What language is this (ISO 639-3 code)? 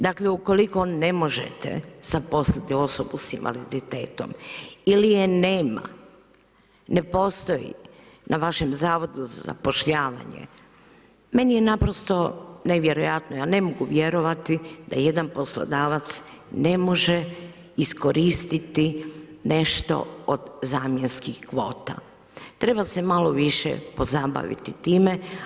hrv